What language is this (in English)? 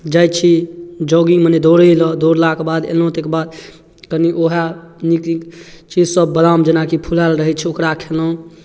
Maithili